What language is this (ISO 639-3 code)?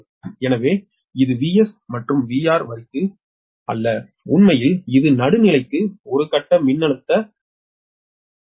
tam